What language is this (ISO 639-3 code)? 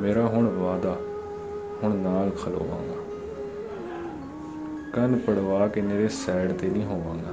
urd